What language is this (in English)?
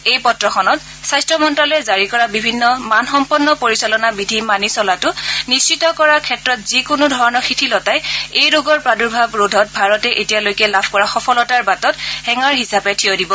Assamese